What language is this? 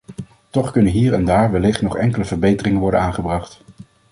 Dutch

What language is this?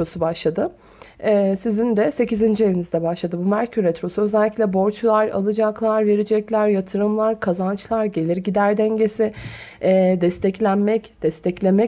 Turkish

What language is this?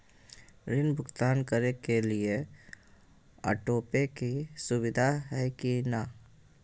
Magahi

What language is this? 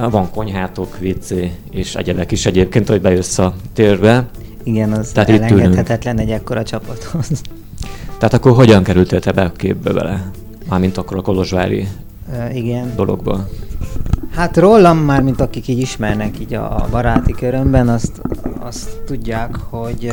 Hungarian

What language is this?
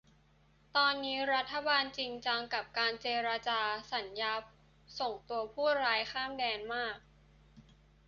Thai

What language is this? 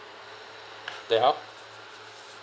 English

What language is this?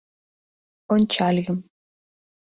Mari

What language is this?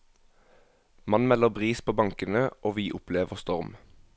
Norwegian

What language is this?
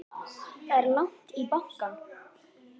Icelandic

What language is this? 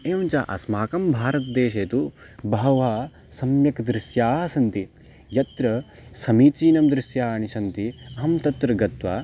Sanskrit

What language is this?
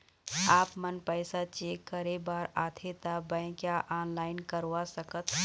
Chhattisgarhi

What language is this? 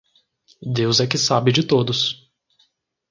Portuguese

